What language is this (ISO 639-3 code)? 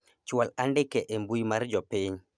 luo